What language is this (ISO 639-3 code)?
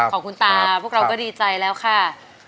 tha